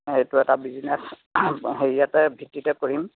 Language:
Assamese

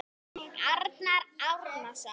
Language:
Icelandic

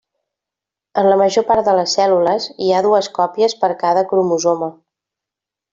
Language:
Catalan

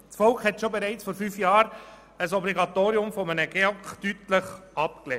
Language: Swiss German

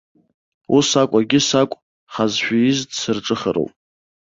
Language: Abkhazian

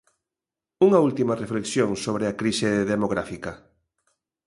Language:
Galician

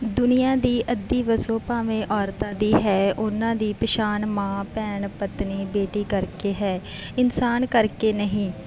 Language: Punjabi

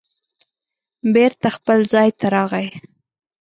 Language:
Pashto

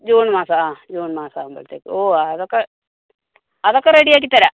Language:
Malayalam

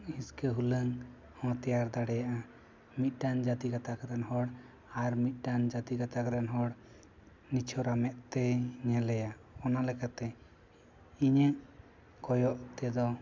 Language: Santali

